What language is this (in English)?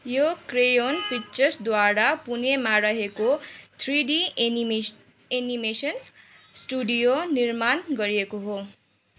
Nepali